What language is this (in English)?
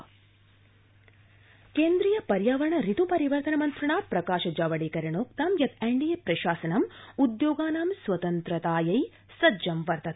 Sanskrit